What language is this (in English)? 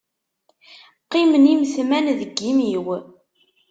Kabyle